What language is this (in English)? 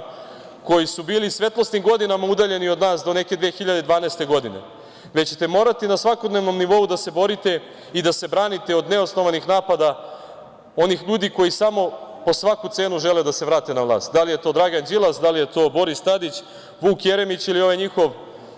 Serbian